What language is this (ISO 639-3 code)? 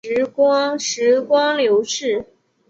zho